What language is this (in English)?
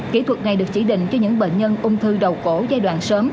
Vietnamese